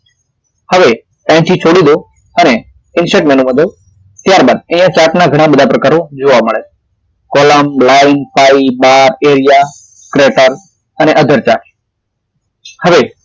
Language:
Gujarati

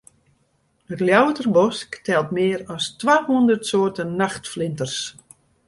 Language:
Western Frisian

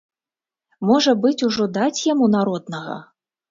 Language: Belarusian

